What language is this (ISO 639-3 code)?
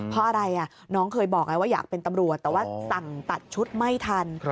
tha